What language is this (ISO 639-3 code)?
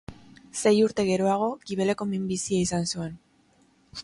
eus